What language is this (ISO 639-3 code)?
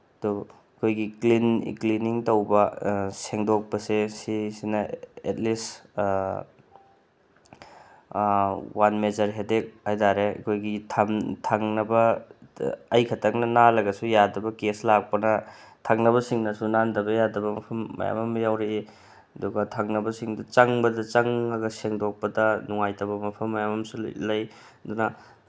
mni